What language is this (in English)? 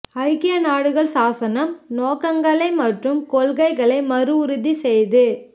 Tamil